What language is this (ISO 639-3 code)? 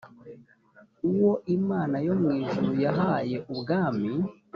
kin